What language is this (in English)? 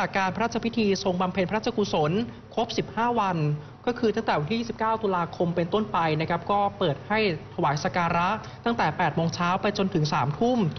Thai